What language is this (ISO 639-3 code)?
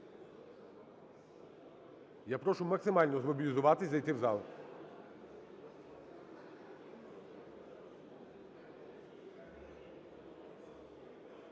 ukr